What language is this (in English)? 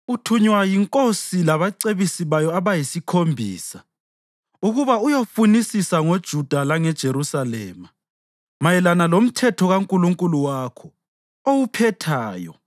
North Ndebele